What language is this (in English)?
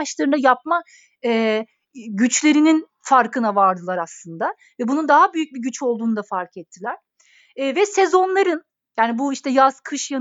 Turkish